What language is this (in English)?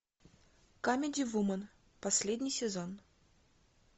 Russian